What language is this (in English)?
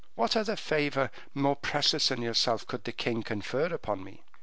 English